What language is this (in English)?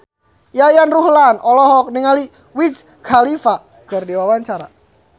Sundanese